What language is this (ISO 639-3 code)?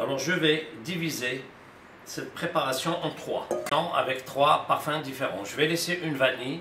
fra